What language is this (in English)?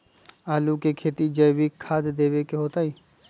Magahi